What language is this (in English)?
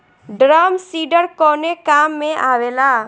Bhojpuri